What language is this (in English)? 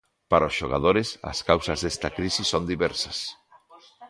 Galician